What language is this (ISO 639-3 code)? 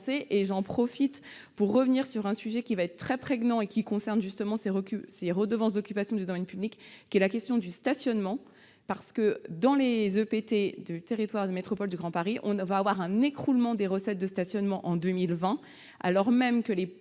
fra